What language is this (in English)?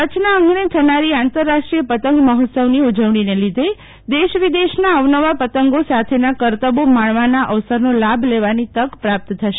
Gujarati